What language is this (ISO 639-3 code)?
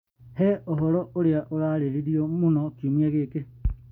kik